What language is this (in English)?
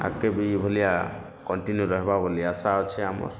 Odia